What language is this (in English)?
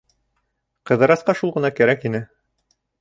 Bashkir